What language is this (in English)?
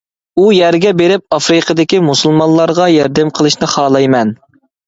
Uyghur